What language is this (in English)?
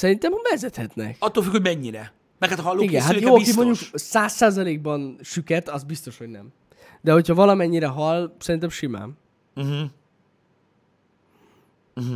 Hungarian